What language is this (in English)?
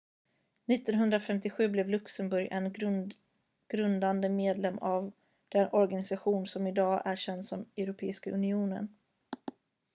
Swedish